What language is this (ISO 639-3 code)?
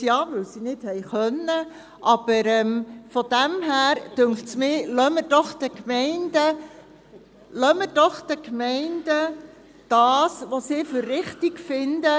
gsw